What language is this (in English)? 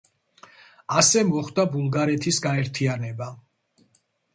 Georgian